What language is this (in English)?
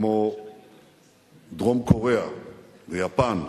Hebrew